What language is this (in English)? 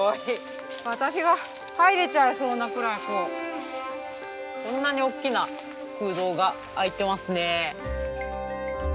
Japanese